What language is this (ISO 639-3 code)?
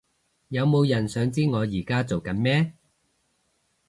yue